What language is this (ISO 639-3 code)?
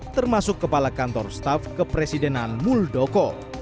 ind